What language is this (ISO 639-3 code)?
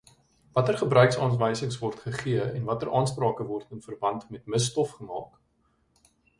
afr